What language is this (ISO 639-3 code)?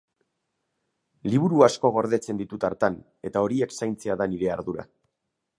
eus